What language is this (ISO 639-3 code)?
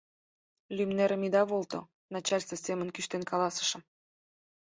chm